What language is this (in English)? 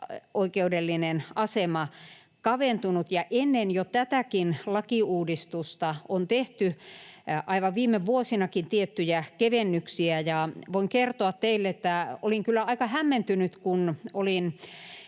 Finnish